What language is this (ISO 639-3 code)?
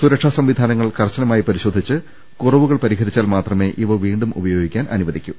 mal